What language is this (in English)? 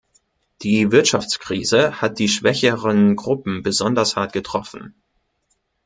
German